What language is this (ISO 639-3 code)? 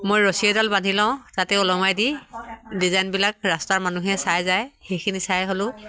asm